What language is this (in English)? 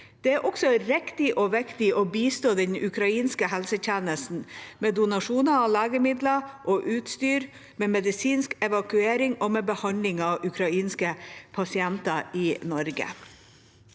Norwegian